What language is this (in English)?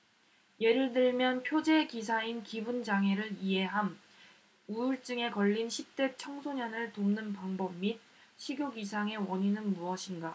Korean